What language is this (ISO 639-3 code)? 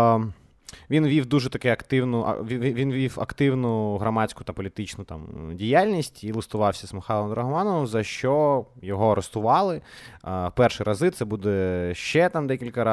ukr